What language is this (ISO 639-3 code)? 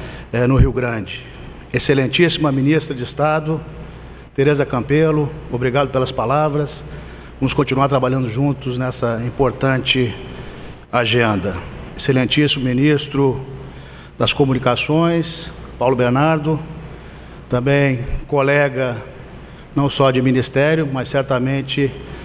por